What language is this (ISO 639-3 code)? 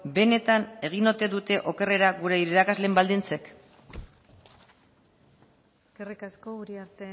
eus